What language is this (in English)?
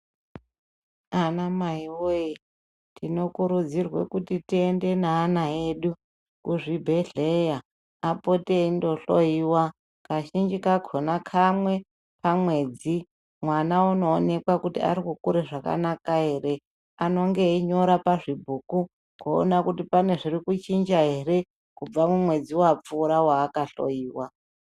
Ndau